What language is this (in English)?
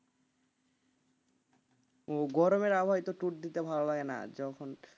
Bangla